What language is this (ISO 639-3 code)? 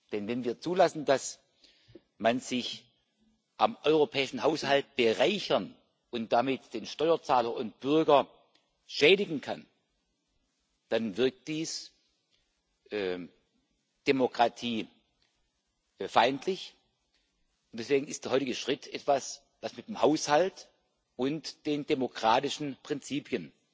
deu